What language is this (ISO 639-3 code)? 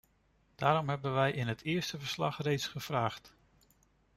nld